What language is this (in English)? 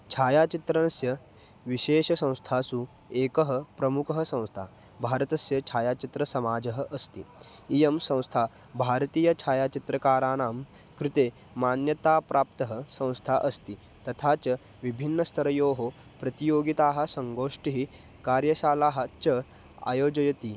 Sanskrit